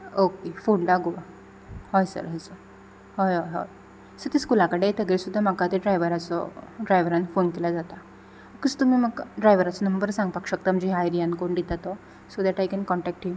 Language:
Konkani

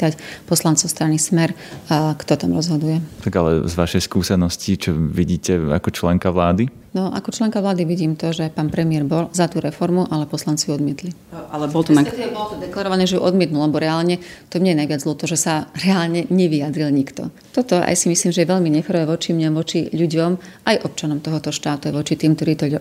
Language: Slovak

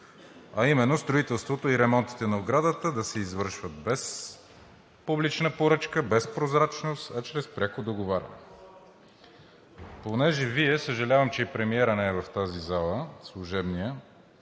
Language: Bulgarian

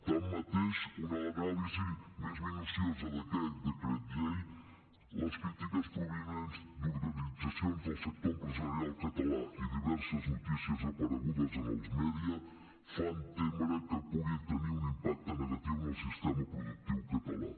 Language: Catalan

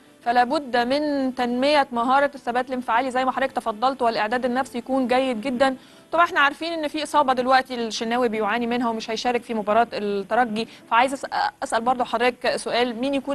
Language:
Arabic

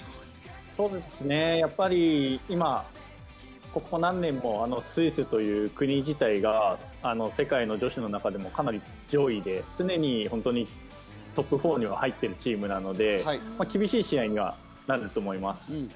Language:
Japanese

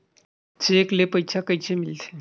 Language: Chhattisgarhi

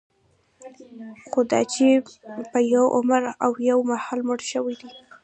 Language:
Pashto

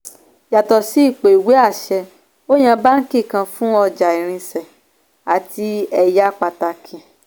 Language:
Yoruba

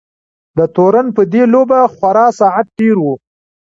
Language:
Pashto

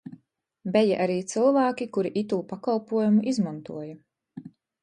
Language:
Latgalian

